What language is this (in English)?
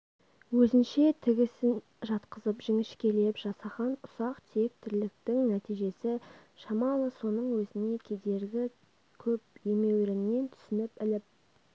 Kazakh